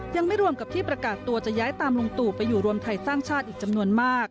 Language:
Thai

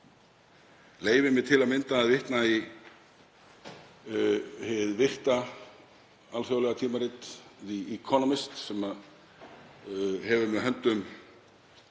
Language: Icelandic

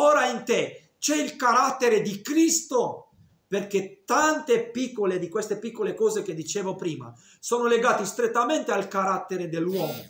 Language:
Italian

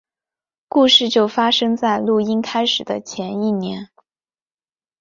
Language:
Chinese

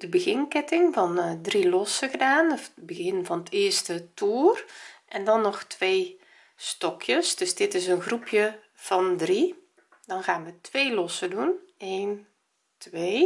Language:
Dutch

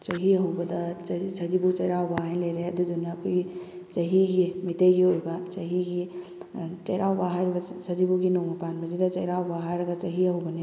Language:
Manipuri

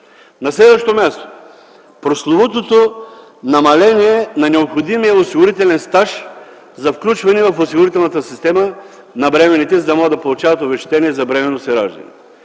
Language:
Bulgarian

